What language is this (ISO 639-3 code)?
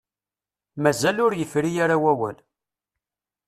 kab